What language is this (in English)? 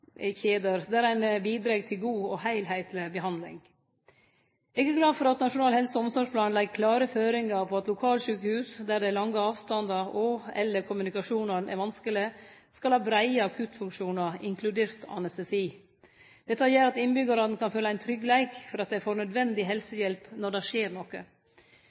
Norwegian Nynorsk